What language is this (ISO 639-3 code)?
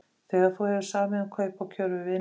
isl